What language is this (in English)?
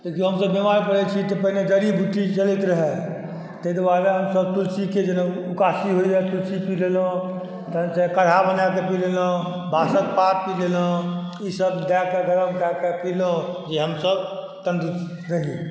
Maithili